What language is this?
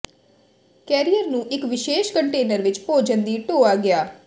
Punjabi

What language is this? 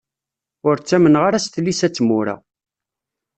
Kabyle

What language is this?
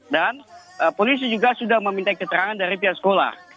Indonesian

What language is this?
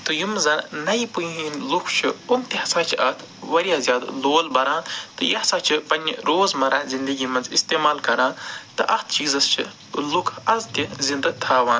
Kashmiri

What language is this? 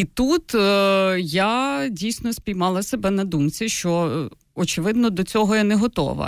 Ukrainian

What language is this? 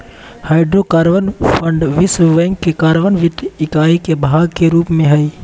Magahi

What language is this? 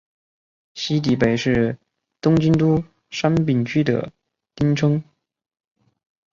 Chinese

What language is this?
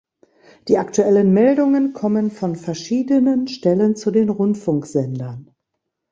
German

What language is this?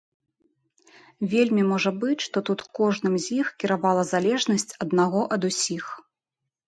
Belarusian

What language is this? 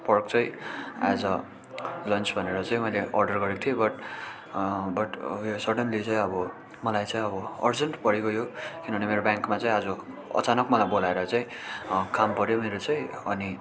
Nepali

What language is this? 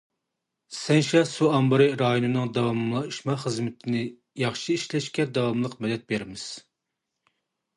Uyghur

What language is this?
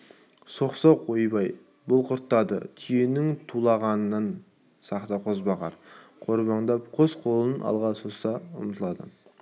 Kazakh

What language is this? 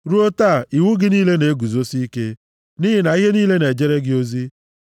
Igbo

